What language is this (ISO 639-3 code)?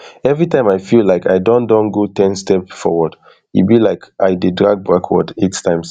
pcm